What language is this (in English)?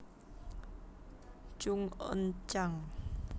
Javanese